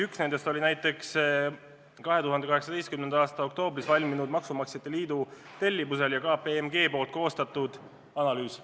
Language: Estonian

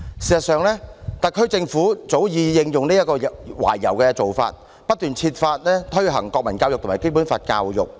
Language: Cantonese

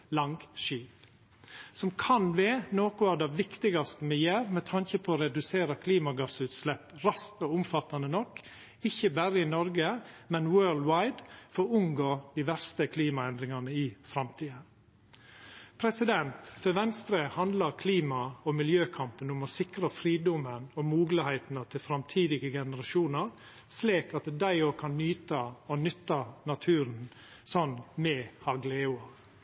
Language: Norwegian Nynorsk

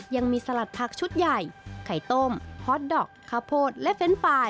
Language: Thai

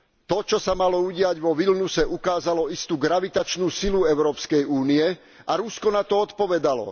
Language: Slovak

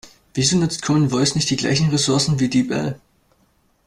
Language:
German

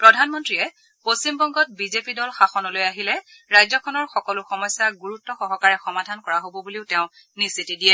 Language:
Assamese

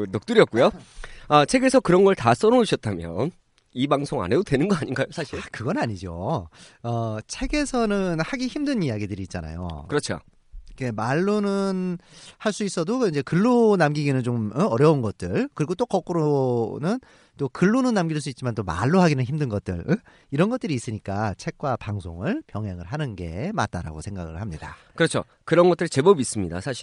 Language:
Korean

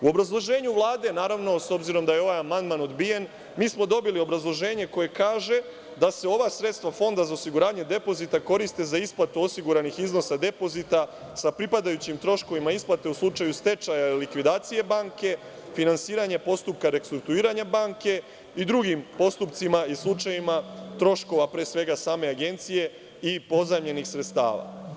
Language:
Serbian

